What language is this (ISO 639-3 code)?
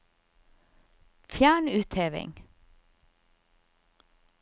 nor